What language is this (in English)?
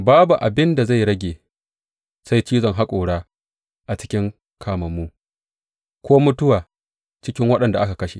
Hausa